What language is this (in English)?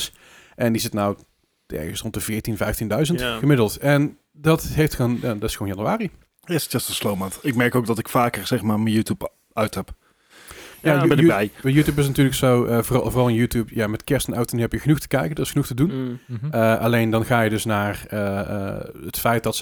Dutch